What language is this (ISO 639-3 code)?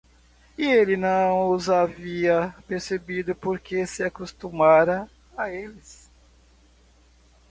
por